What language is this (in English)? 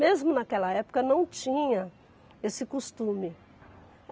Portuguese